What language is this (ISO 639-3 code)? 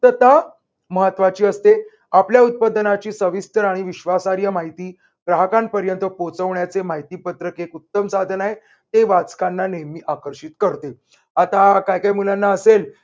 mar